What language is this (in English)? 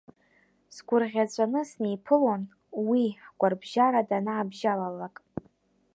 Abkhazian